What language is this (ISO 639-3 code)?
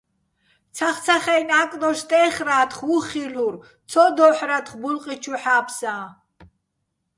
bbl